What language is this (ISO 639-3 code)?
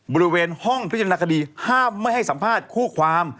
tha